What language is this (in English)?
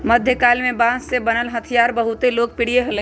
Magahi